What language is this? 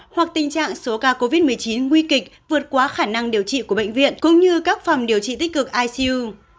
Vietnamese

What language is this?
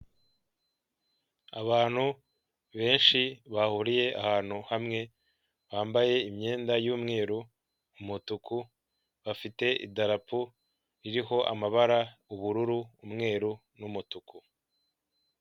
Kinyarwanda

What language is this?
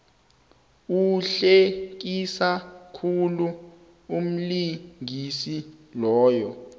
South Ndebele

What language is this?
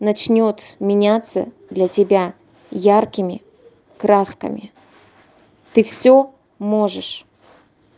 Russian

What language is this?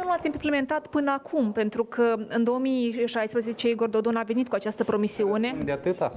Romanian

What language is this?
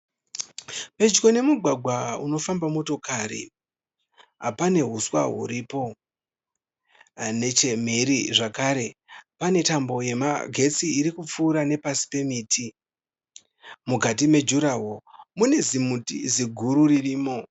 Shona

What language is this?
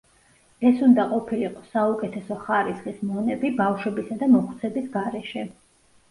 Georgian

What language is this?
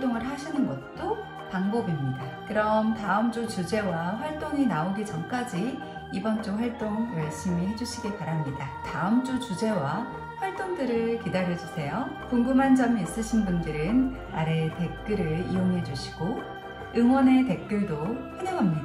Korean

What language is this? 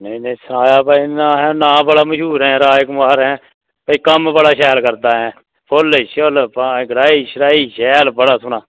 Dogri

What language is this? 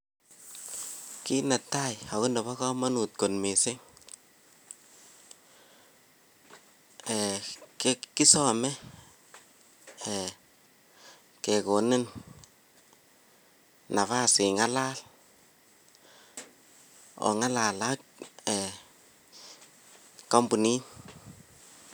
Kalenjin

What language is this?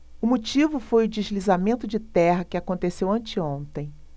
Portuguese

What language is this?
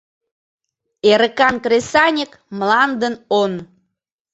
Mari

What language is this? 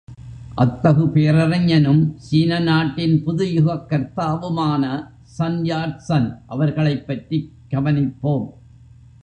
Tamil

